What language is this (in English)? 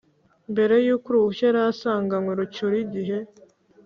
Kinyarwanda